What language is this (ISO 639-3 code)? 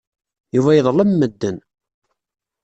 kab